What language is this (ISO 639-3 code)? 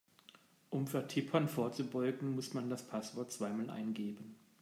deu